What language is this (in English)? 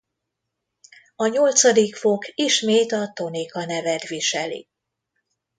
Hungarian